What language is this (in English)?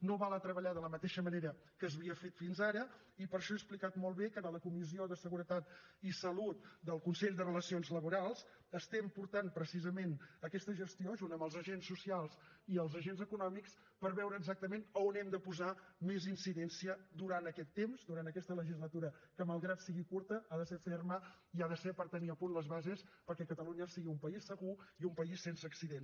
Catalan